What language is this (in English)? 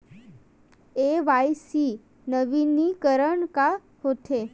Chhattisgarhi